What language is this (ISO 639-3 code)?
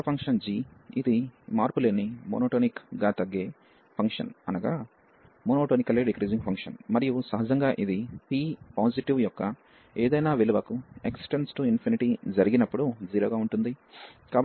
tel